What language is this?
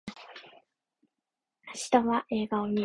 Japanese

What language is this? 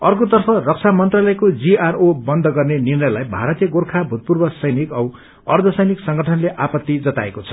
Nepali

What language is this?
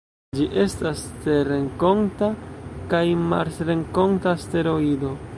Esperanto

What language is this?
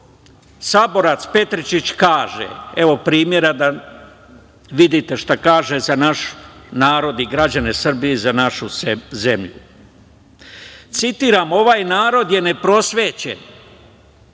Serbian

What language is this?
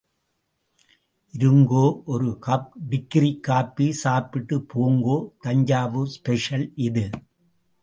Tamil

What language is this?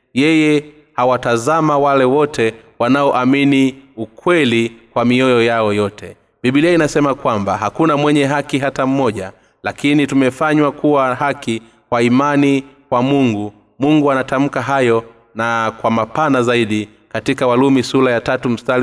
Swahili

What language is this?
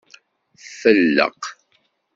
Kabyle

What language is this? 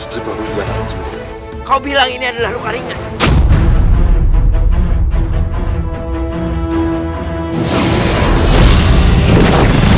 Indonesian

